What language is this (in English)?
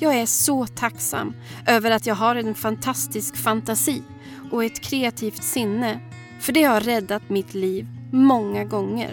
Swedish